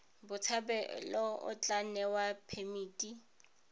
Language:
Tswana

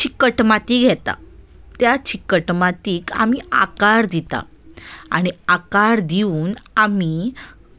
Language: Konkani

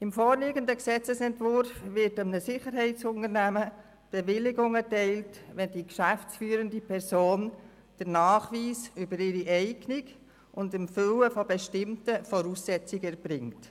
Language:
Swiss German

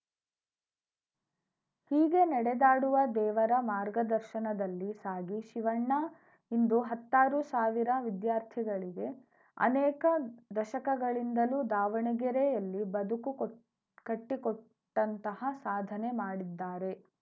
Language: Kannada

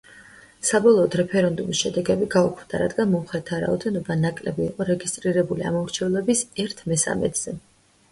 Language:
Georgian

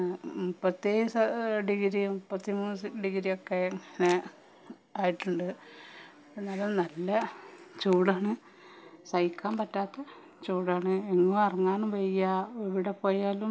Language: Malayalam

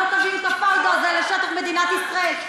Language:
Hebrew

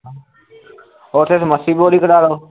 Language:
Punjabi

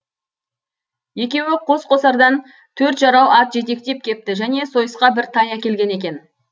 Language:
Kazakh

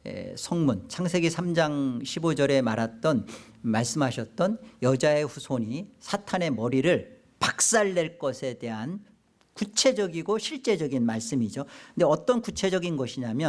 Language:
Korean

